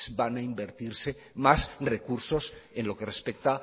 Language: Spanish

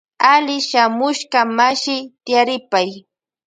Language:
Loja Highland Quichua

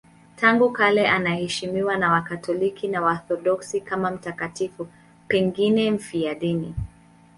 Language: Swahili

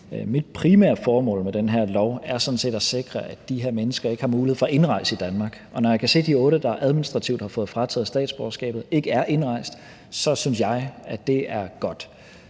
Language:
Danish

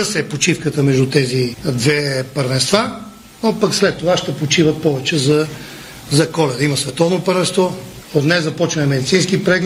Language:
Bulgarian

